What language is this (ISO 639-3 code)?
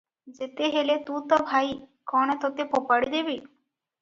ori